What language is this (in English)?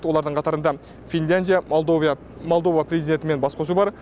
Kazakh